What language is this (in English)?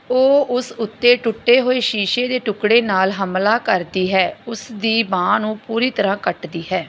Punjabi